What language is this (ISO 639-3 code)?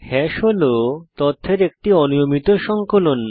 ben